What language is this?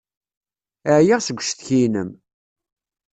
Kabyle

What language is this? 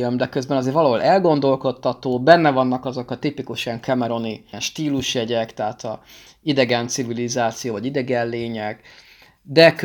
Hungarian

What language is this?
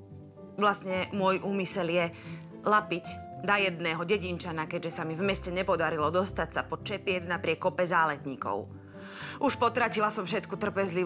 Slovak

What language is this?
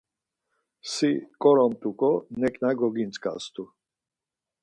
Laz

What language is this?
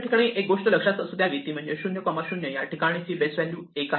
Marathi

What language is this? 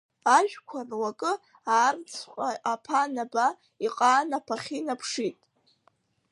Abkhazian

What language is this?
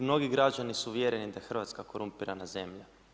Croatian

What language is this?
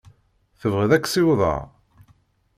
Kabyle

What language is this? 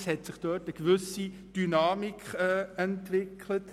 Swiss German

